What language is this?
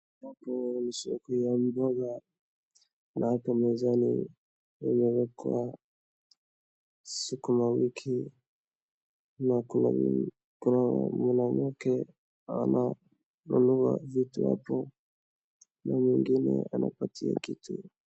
Swahili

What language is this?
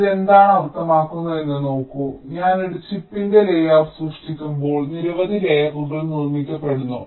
Malayalam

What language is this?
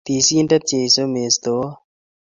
Kalenjin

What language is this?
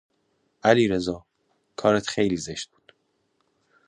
Persian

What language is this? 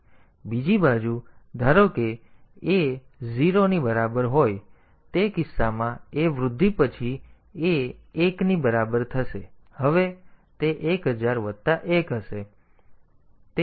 Gujarati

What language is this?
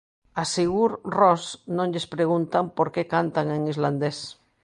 Galician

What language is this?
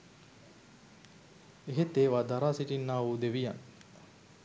Sinhala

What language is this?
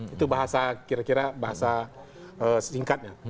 Indonesian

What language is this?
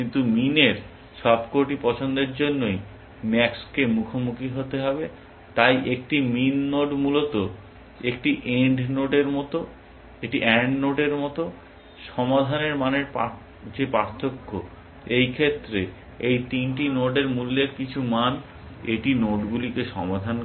Bangla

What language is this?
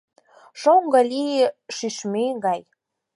Mari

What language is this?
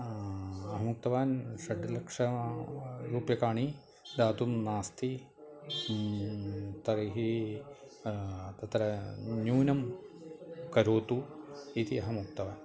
Sanskrit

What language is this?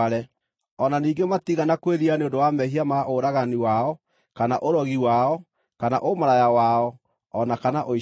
Kikuyu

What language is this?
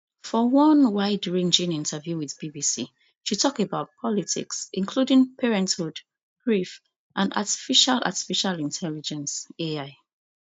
Nigerian Pidgin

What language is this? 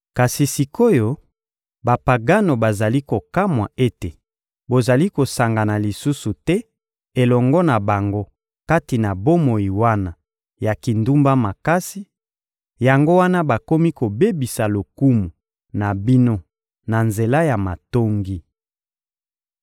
Lingala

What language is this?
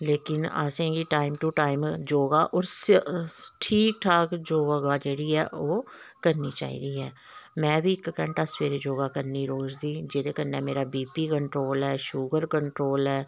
Dogri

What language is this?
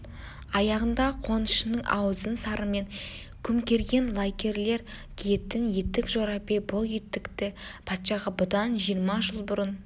Kazakh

